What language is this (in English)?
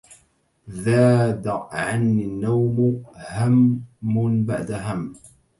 Arabic